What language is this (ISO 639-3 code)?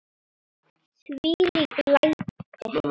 isl